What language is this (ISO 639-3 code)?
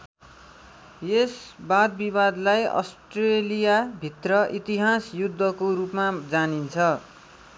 nep